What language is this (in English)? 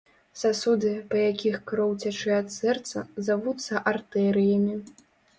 Belarusian